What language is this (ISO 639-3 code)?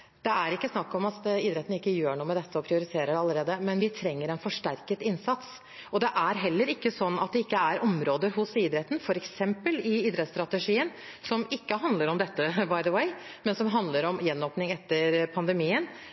nob